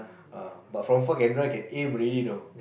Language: English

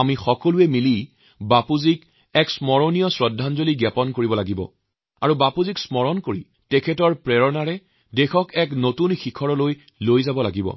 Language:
Assamese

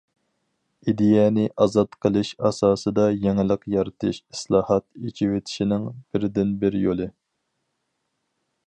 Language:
Uyghur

